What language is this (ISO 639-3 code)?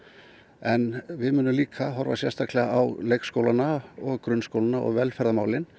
isl